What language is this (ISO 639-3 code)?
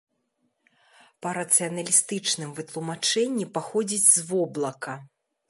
bel